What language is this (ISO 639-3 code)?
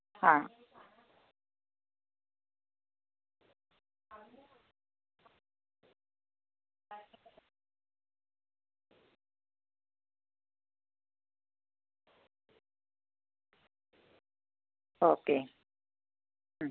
mal